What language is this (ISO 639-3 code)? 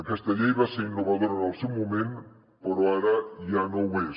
cat